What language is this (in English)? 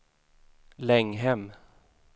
Swedish